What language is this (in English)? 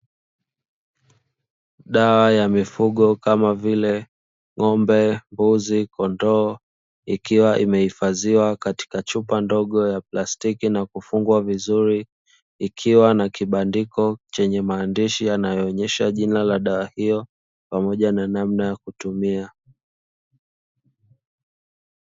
Swahili